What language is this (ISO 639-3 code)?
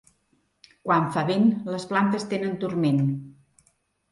cat